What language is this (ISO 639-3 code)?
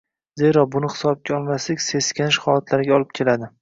uzb